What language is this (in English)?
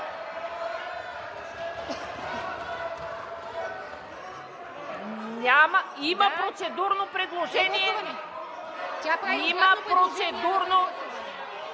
Bulgarian